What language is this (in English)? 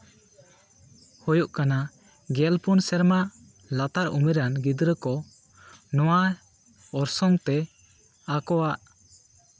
Santali